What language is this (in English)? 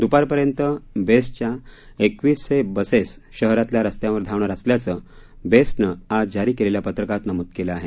Marathi